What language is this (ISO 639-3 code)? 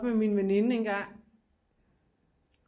dan